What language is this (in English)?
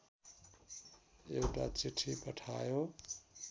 Nepali